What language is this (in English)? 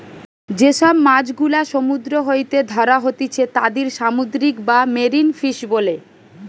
Bangla